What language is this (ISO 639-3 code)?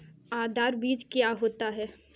hin